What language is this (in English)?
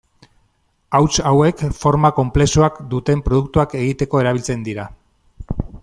Basque